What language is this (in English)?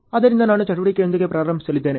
Kannada